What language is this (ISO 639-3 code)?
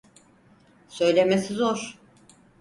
tur